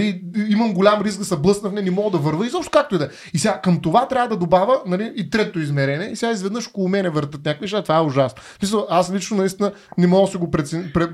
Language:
Bulgarian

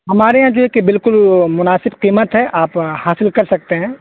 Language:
Urdu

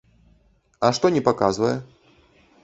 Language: Belarusian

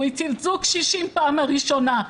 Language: Hebrew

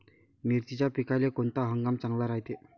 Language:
Marathi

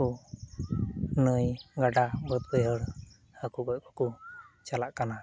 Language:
Santali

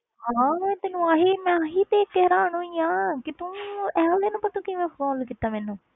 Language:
Punjabi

